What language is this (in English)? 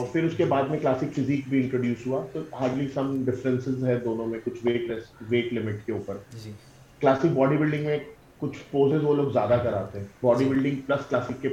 Urdu